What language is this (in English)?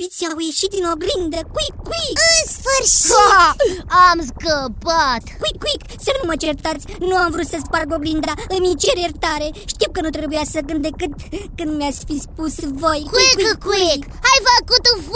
Romanian